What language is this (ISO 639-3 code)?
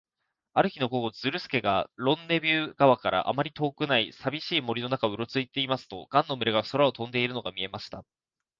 jpn